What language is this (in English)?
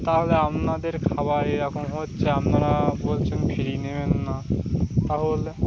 Bangla